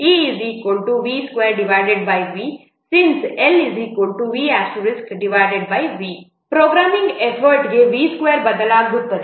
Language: Kannada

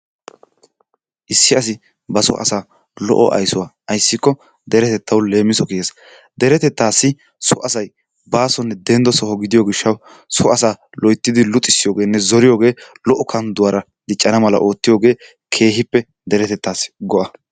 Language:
Wolaytta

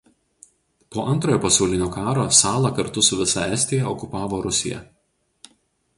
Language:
Lithuanian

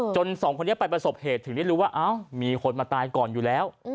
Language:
Thai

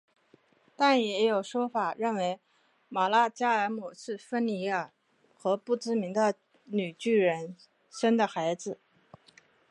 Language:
Chinese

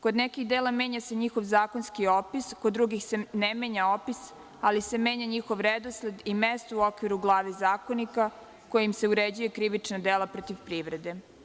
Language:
Serbian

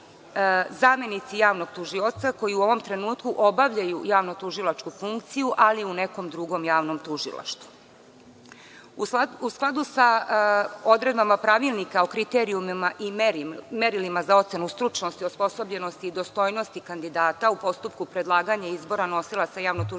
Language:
Serbian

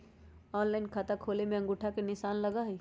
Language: Magahi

